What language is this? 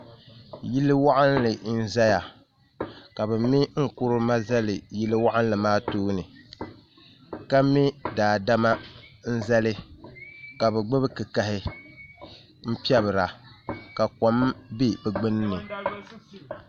Dagbani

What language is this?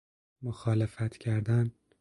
Persian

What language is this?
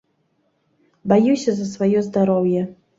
Belarusian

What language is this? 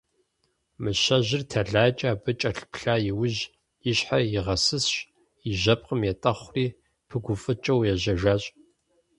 Kabardian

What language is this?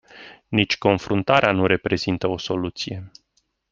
Romanian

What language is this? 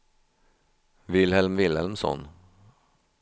Swedish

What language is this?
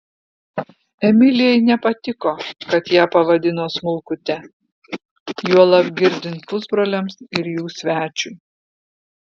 Lithuanian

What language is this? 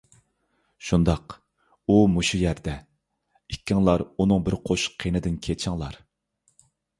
Uyghur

